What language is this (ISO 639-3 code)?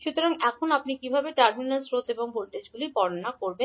ben